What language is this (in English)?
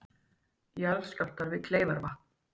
Icelandic